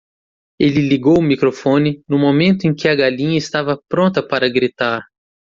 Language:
Portuguese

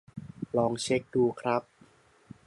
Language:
Thai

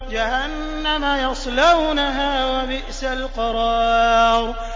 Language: Arabic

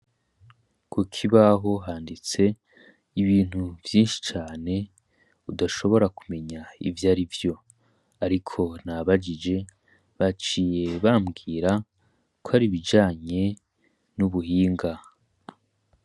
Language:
Rundi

